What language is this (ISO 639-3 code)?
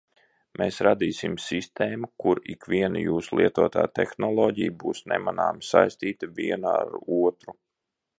lav